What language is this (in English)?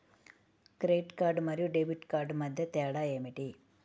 Telugu